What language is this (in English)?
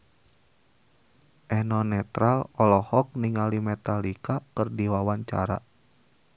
Sundanese